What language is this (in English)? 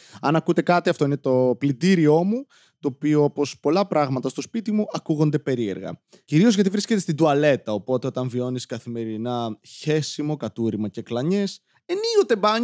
Greek